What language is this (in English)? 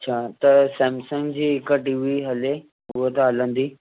Sindhi